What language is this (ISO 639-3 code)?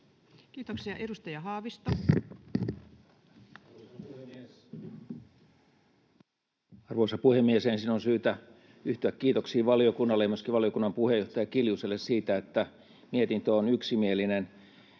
fin